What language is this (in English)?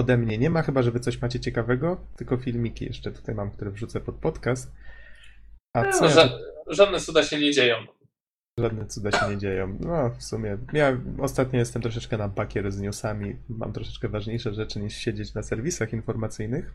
Polish